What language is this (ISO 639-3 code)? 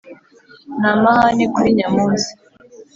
kin